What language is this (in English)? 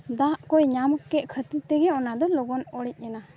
Santali